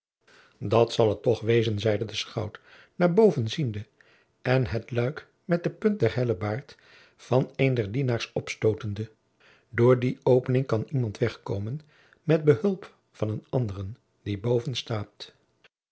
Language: Dutch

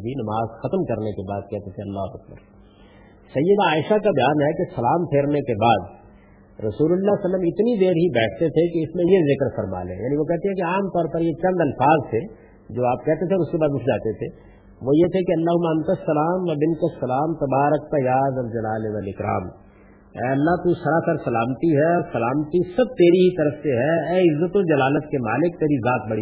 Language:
Urdu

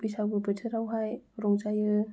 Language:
Bodo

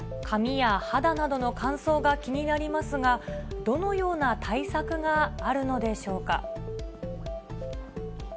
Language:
Japanese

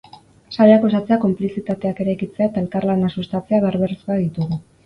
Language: Basque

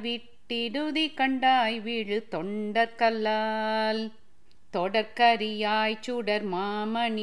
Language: Tamil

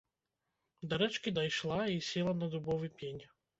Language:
Belarusian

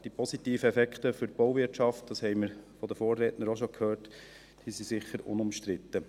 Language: Swiss German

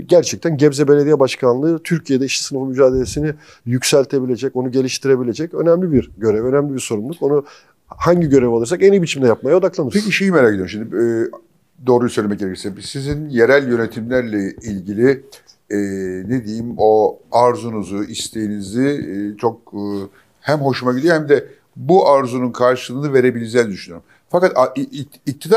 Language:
Turkish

